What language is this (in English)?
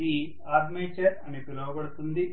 Telugu